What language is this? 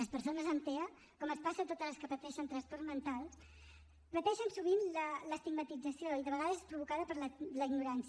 Catalan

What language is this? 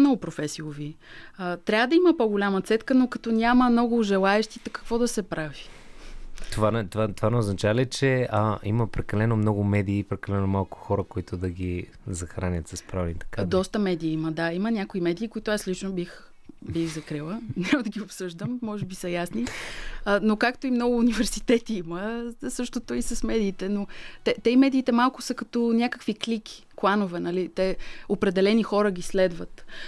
Bulgarian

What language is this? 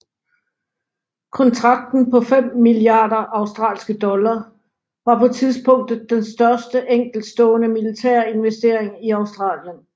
Danish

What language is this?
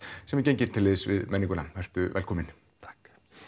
Icelandic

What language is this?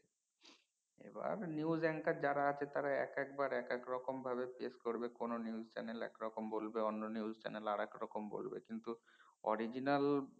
Bangla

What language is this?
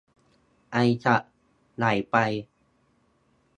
Thai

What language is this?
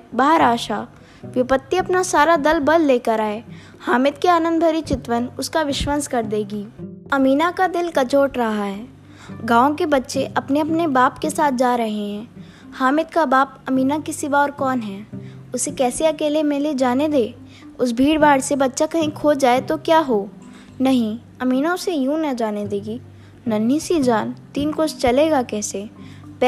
Hindi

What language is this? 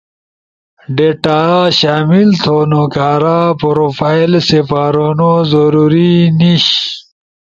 Ushojo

